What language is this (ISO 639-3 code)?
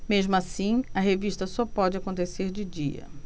por